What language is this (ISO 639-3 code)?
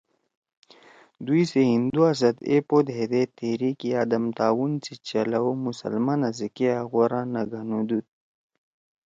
trw